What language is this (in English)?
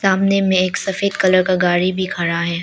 Hindi